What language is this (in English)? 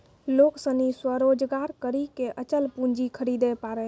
Maithili